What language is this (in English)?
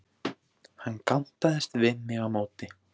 Icelandic